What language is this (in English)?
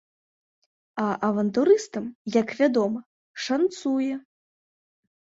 Belarusian